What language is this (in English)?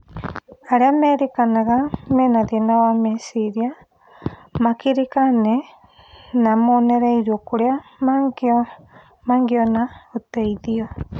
Kikuyu